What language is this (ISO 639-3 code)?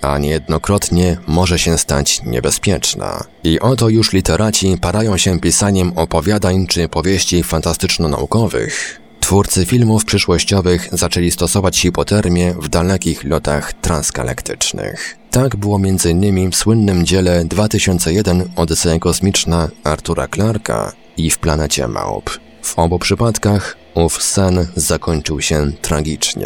pol